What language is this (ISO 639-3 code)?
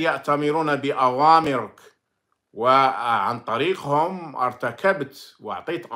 ara